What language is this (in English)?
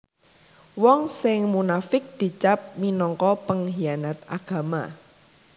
Javanese